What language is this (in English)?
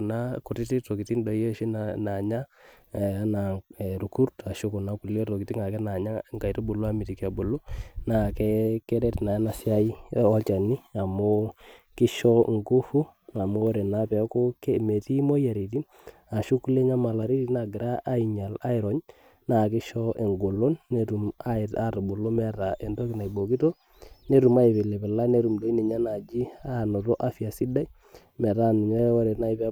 Masai